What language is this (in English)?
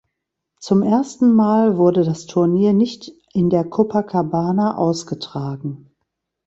German